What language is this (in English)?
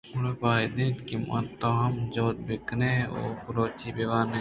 Eastern Balochi